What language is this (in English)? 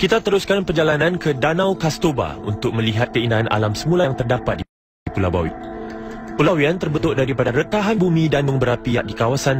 Malay